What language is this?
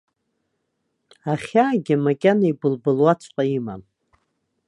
Abkhazian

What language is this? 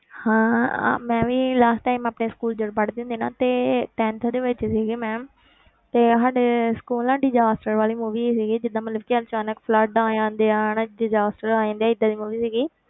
Punjabi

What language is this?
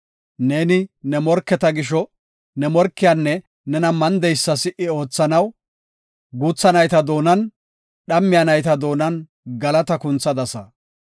Gofa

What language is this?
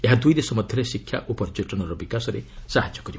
Odia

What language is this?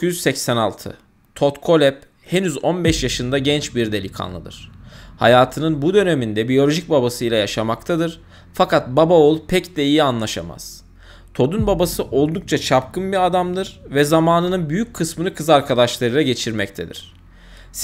Turkish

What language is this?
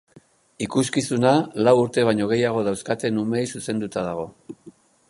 Basque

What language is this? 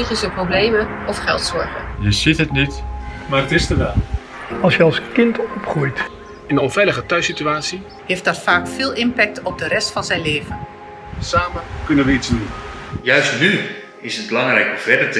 Dutch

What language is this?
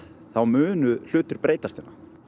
Icelandic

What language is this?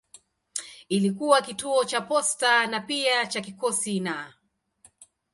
Swahili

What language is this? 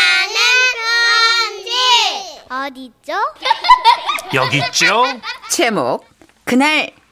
Korean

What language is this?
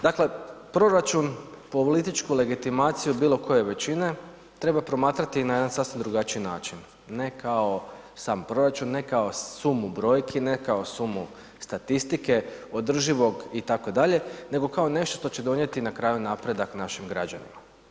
Croatian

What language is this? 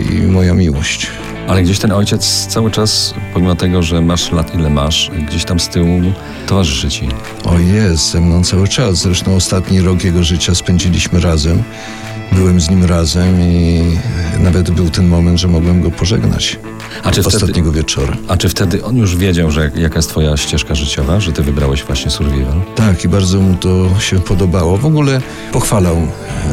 Polish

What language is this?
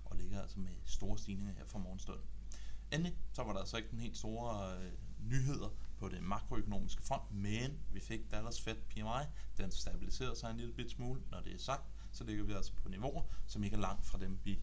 Danish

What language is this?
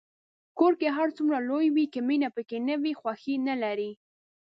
Pashto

